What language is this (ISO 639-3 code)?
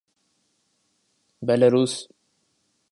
urd